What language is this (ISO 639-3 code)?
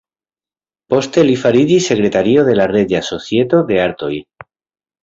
epo